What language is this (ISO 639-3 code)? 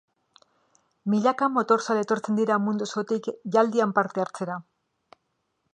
eus